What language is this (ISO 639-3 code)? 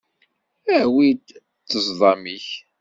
kab